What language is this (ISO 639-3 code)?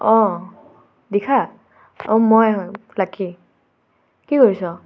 asm